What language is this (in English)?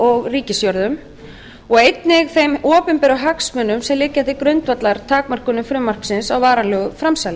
Icelandic